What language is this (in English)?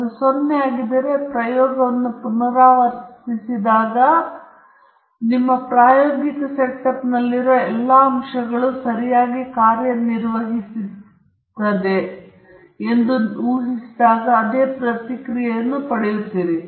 Kannada